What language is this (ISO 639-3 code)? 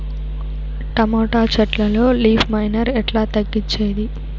tel